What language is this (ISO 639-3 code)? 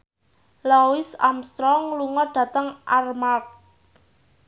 jav